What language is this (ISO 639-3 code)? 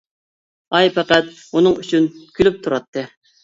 uig